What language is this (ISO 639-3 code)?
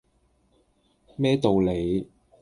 yue